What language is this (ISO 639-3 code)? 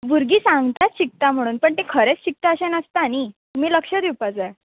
kok